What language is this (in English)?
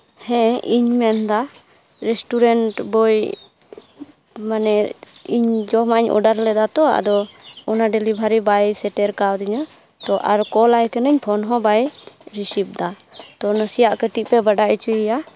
Santali